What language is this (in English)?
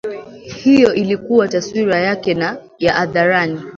Swahili